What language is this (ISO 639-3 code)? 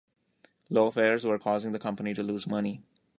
eng